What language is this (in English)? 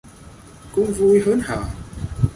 Vietnamese